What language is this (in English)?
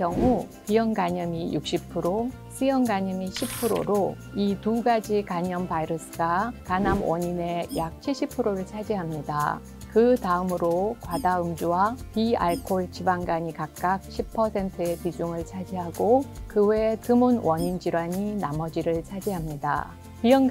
Korean